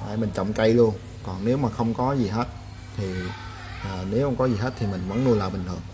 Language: Vietnamese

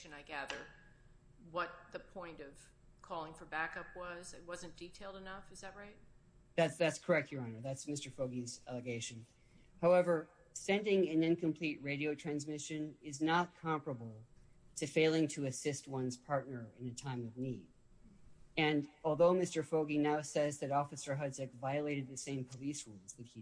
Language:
English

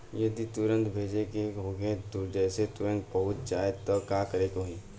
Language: Bhojpuri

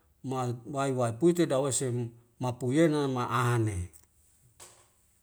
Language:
Wemale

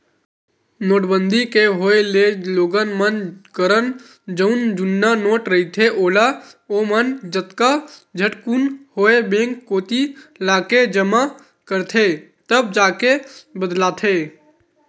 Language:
Chhattisgarhi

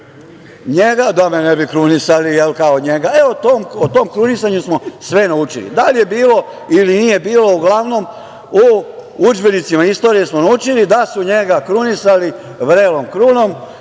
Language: Serbian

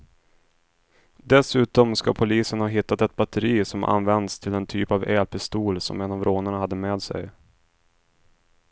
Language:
Swedish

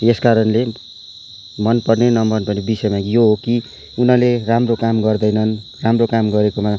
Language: Nepali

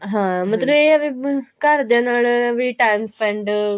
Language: Punjabi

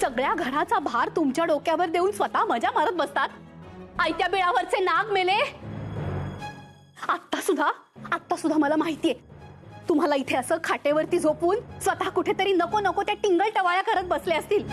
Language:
Marathi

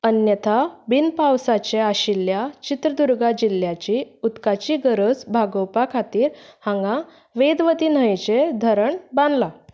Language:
Konkani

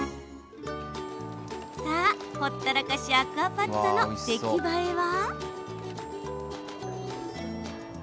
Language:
Japanese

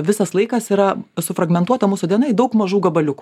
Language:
Lithuanian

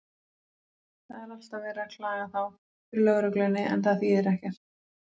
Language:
Icelandic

